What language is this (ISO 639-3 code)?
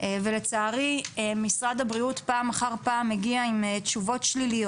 heb